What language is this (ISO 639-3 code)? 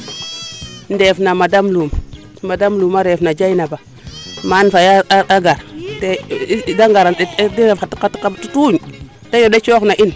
srr